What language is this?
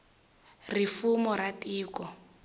Tsonga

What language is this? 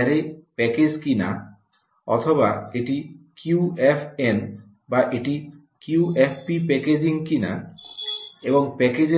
Bangla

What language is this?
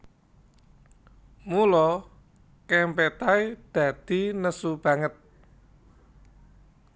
Javanese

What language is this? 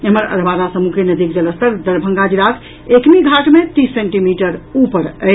Maithili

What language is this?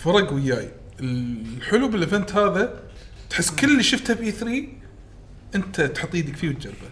Arabic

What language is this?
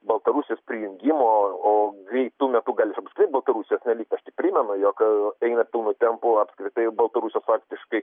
Lithuanian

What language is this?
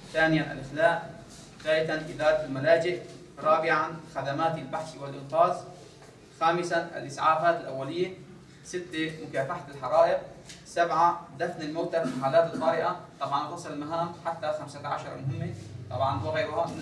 Arabic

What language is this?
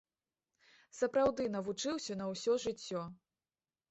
Belarusian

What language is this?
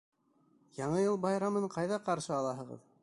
Bashkir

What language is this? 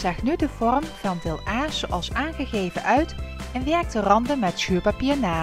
Dutch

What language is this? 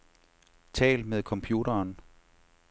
Danish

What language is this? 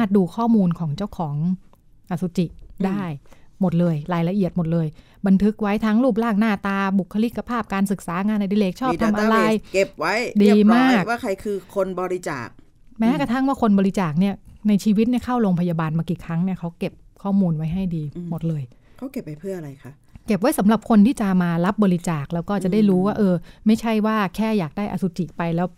Thai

